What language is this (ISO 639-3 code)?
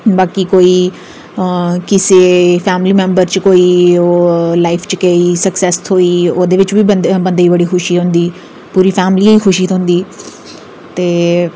doi